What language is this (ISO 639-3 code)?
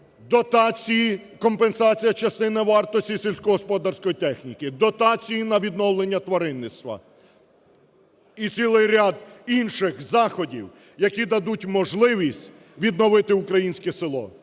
ukr